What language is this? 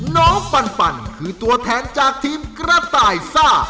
Thai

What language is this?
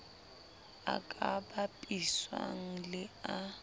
Southern Sotho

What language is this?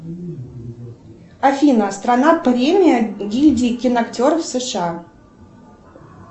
Russian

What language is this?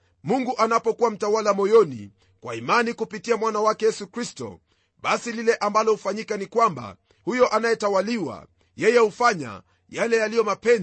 Swahili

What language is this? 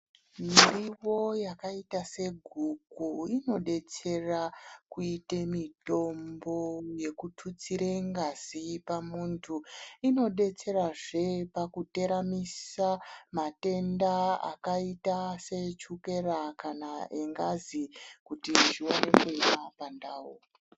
Ndau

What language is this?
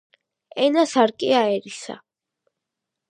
Georgian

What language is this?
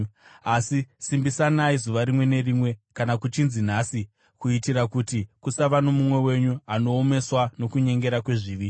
Shona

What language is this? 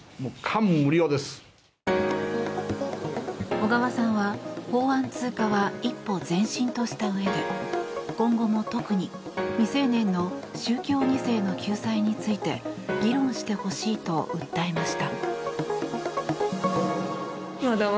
Japanese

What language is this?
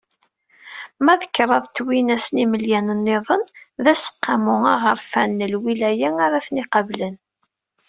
Kabyle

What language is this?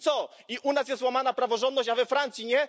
Polish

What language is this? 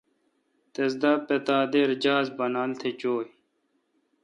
Kalkoti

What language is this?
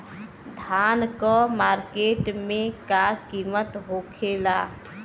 Bhojpuri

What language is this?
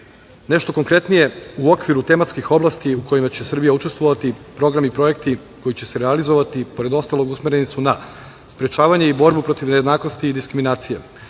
Serbian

